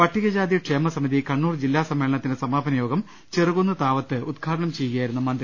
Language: Malayalam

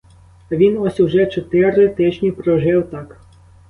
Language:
Ukrainian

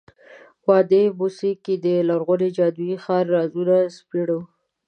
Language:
Pashto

